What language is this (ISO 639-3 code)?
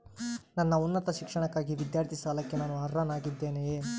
kan